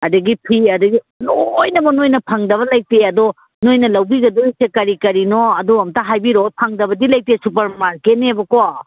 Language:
Manipuri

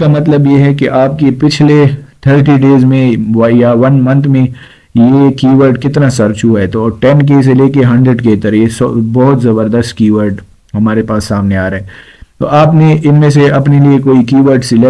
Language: Urdu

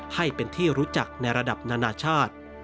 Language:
Thai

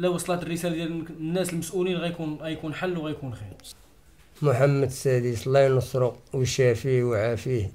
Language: Arabic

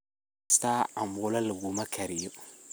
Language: Somali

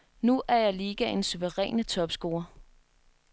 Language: Danish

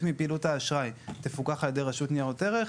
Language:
Hebrew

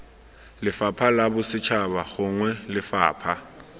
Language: Tswana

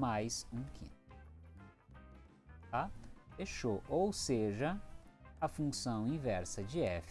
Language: Portuguese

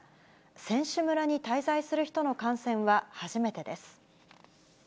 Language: Japanese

